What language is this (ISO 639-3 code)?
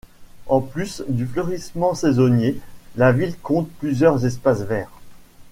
fra